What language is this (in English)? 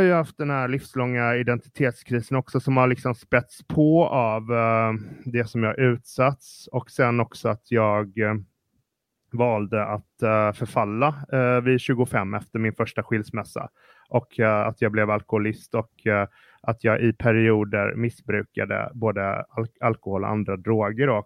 Swedish